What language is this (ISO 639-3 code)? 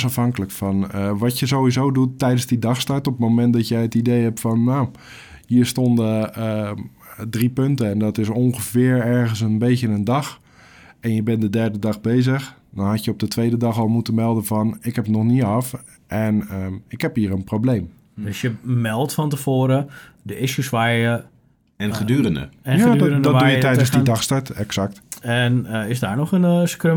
nld